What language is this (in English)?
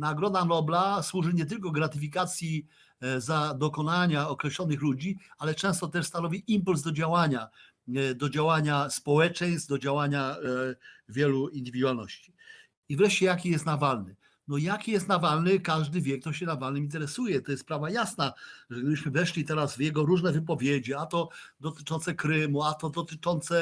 Polish